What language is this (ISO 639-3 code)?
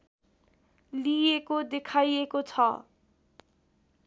nep